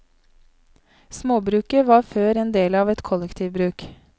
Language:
Norwegian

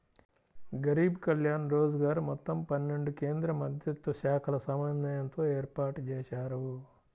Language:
Telugu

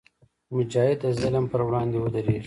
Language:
Pashto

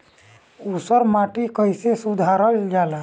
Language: Bhojpuri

